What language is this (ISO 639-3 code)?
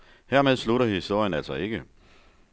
dan